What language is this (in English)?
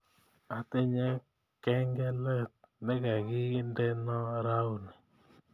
Kalenjin